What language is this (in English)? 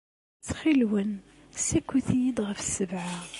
Kabyle